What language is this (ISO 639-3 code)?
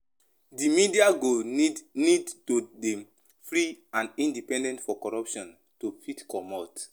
pcm